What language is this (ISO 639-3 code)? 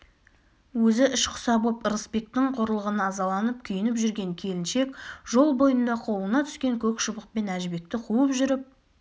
kaz